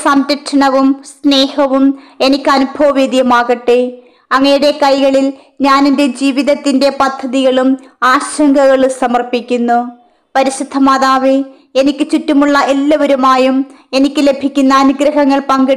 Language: Malayalam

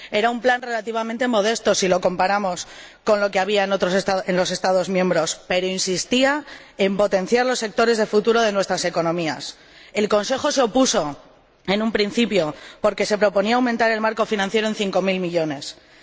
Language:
Spanish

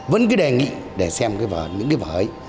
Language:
Vietnamese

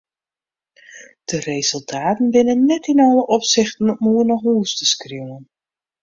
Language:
Western Frisian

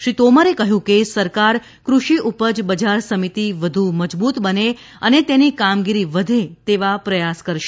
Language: Gujarati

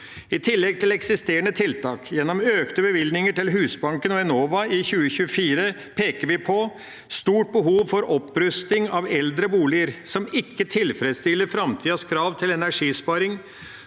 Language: Norwegian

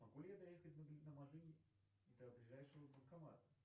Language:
Russian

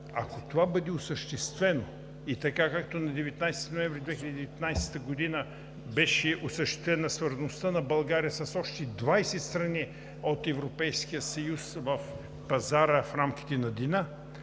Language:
Bulgarian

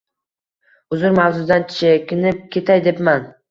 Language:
Uzbek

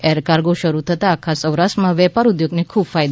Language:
Gujarati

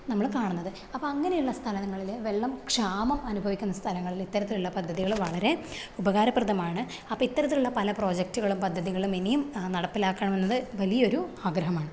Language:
Malayalam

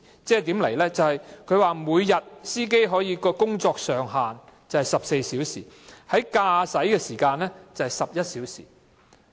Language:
Cantonese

